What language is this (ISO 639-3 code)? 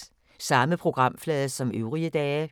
dan